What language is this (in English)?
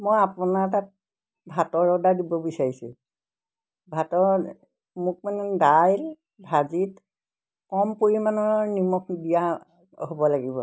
Assamese